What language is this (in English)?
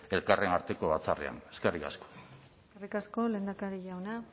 Basque